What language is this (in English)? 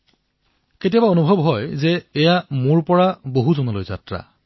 Assamese